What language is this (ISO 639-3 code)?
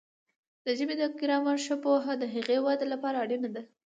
pus